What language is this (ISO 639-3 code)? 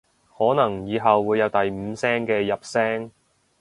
yue